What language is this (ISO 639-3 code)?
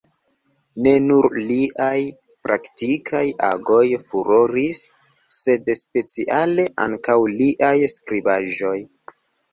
epo